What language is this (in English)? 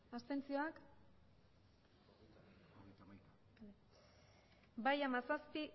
Basque